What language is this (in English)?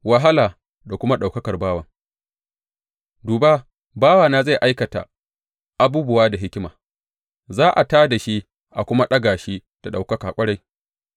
Hausa